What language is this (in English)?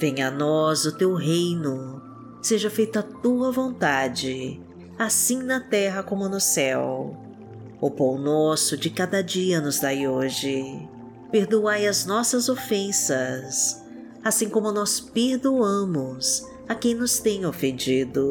Portuguese